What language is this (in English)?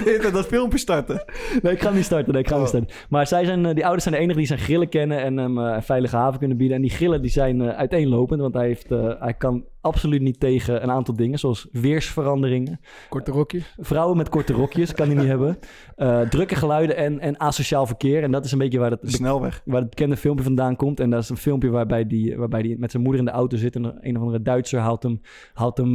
Dutch